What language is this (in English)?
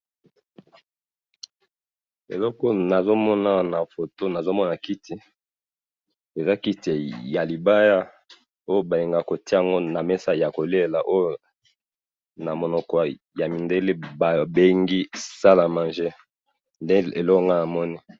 Lingala